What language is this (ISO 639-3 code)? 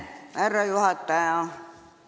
est